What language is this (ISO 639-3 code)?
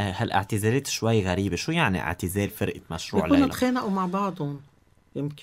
ara